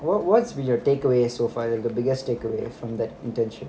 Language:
English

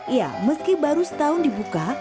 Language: Indonesian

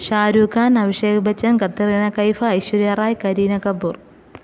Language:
Malayalam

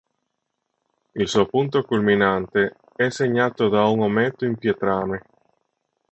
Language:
Italian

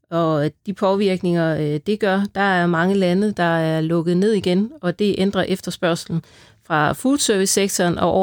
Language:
Danish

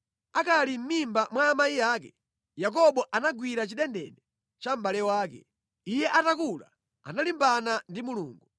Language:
Nyanja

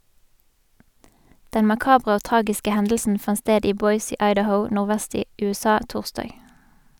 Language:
Norwegian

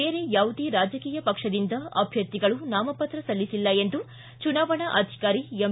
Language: Kannada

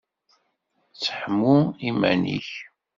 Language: Kabyle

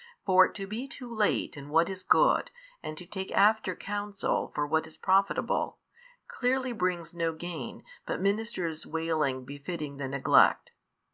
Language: English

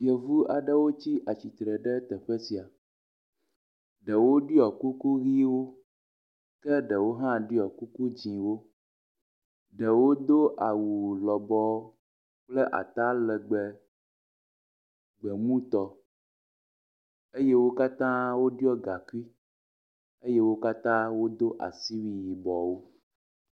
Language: Ewe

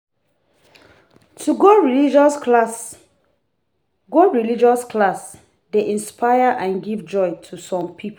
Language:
Nigerian Pidgin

